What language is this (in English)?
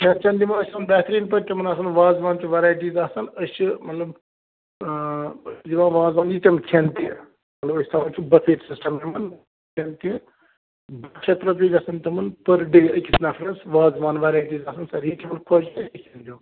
Kashmiri